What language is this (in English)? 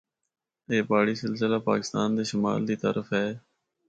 Northern Hindko